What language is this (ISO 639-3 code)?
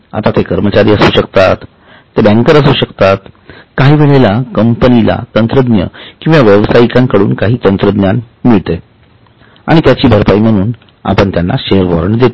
mar